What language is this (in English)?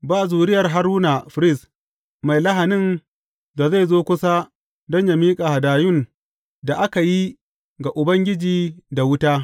Hausa